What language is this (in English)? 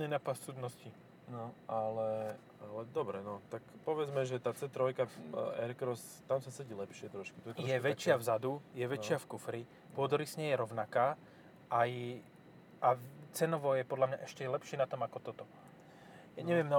Slovak